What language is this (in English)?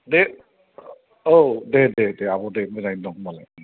Bodo